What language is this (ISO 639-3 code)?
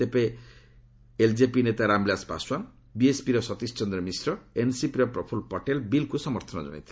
ori